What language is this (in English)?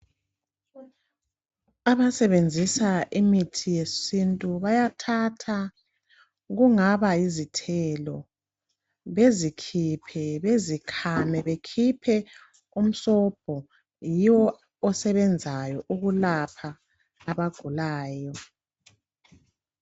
North Ndebele